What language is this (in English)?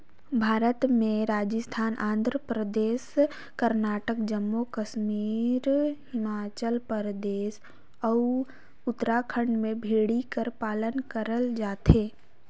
Chhattisgarhi